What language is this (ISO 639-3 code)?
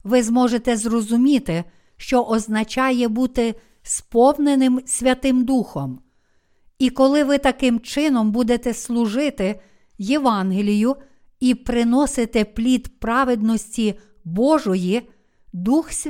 ukr